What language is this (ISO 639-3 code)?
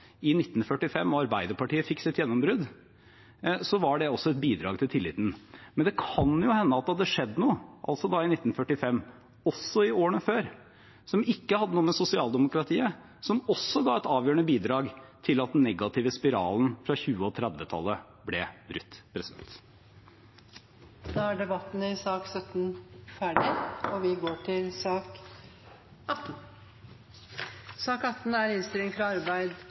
nob